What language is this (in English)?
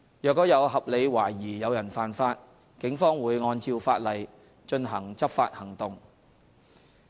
Cantonese